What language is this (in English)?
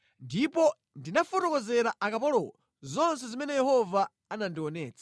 Nyanja